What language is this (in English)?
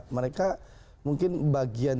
Indonesian